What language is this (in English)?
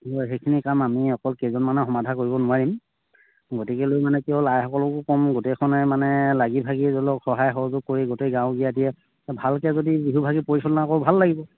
Assamese